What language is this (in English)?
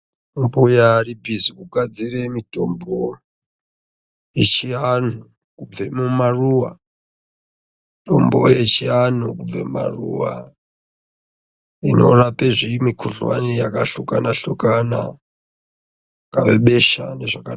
Ndau